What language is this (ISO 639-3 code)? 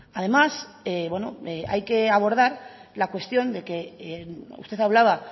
spa